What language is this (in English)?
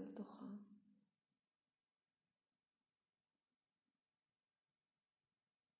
Hebrew